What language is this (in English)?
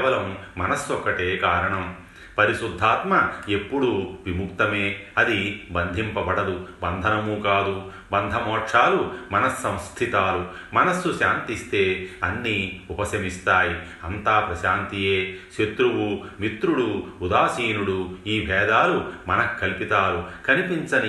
Telugu